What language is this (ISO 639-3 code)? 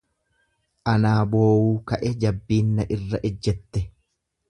orm